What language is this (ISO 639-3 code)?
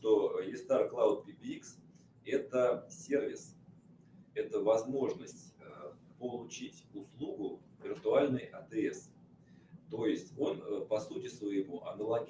rus